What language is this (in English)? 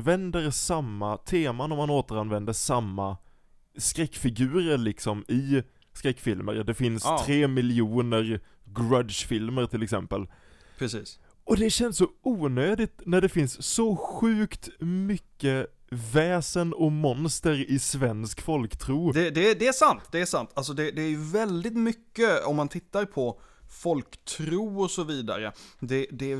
Swedish